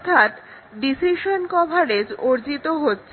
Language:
Bangla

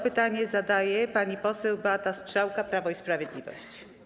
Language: Polish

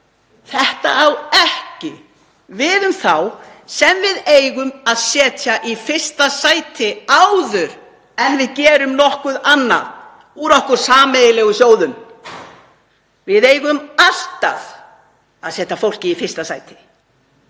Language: Icelandic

